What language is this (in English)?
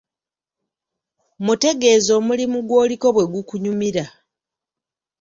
Ganda